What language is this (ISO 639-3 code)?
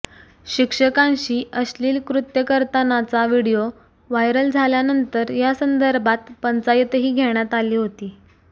mar